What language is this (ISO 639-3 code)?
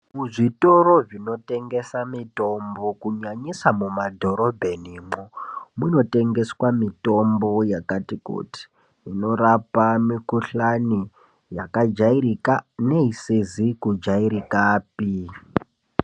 ndc